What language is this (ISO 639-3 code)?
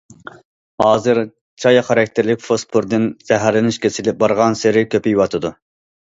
uig